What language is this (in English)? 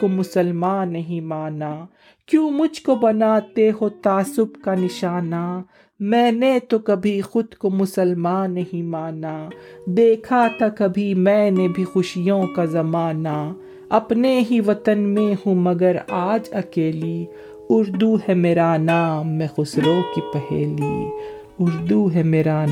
Urdu